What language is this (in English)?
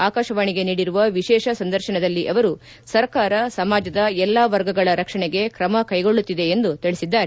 Kannada